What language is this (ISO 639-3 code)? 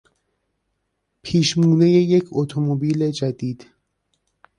fas